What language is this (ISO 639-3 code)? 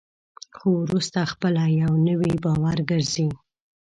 pus